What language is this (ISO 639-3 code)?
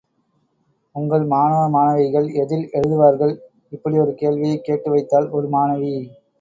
tam